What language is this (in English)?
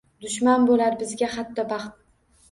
Uzbek